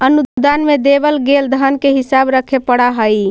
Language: Magahi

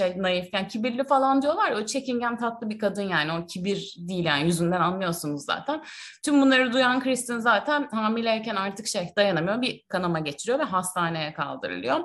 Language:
Turkish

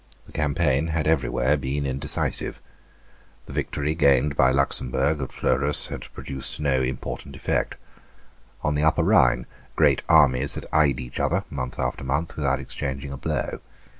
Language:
English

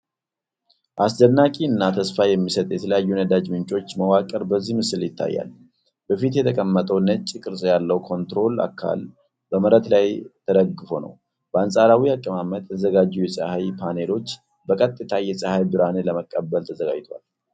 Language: Amharic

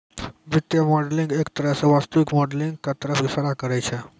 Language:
Maithili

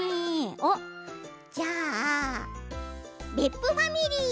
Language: Japanese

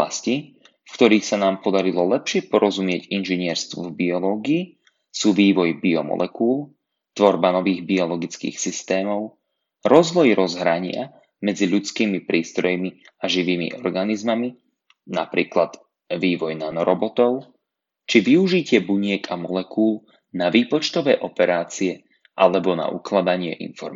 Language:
Slovak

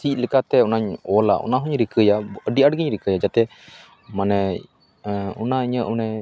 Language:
Santali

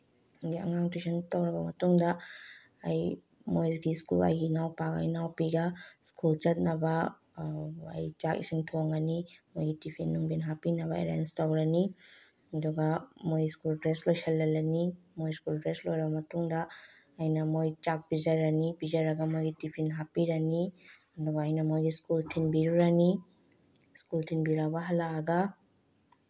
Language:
Manipuri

